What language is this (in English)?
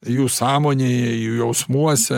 Lithuanian